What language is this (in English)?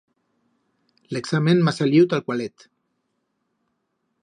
Aragonese